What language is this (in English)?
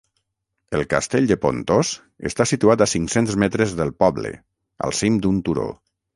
Catalan